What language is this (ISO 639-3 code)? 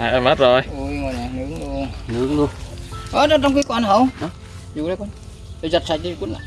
vie